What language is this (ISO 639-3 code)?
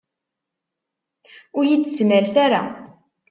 kab